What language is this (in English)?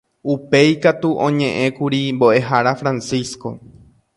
Guarani